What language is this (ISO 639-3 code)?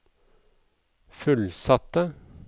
nor